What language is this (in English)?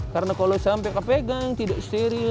Indonesian